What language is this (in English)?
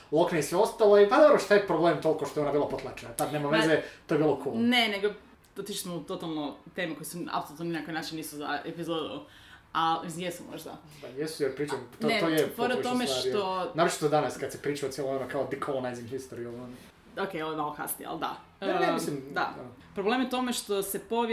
Croatian